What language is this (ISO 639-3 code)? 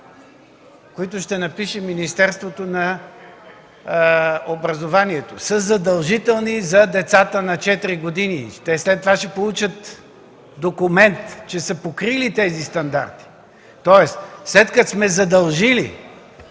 bul